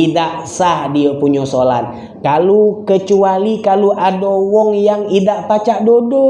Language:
Indonesian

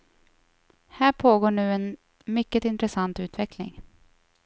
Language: Swedish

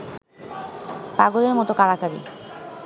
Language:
Bangla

